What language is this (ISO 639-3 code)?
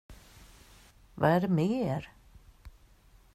swe